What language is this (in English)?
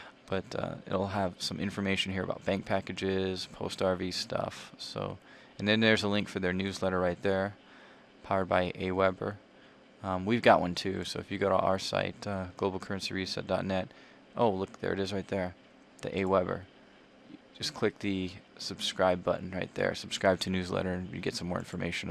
English